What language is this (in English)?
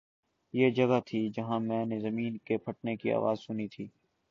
Urdu